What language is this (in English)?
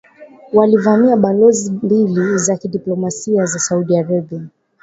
Swahili